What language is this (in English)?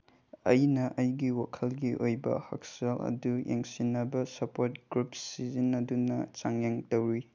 Manipuri